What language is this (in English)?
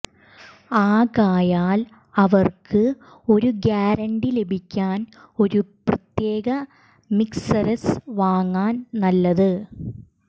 Malayalam